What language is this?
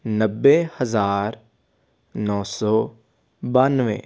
Punjabi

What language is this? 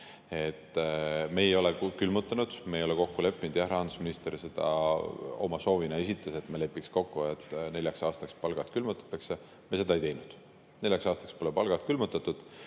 Estonian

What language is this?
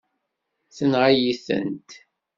Kabyle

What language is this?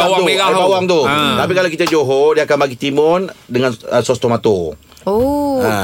Malay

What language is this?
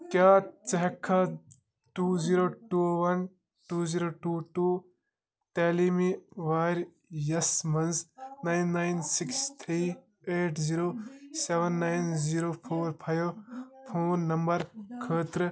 Kashmiri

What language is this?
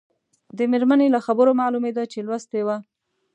Pashto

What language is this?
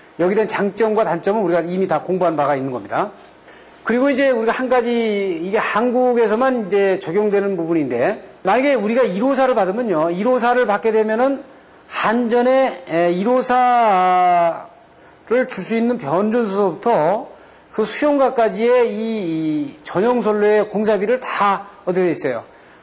Korean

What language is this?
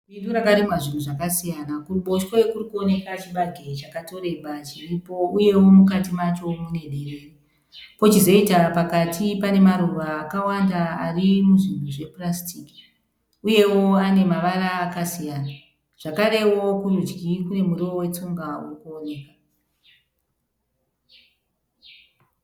Shona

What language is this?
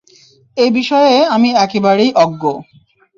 Bangla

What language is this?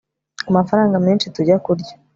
Kinyarwanda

